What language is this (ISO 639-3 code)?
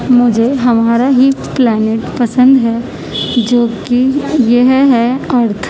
urd